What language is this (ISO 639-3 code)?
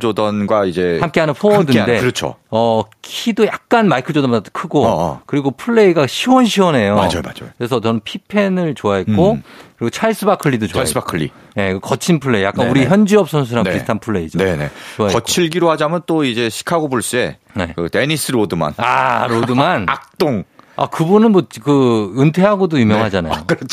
kor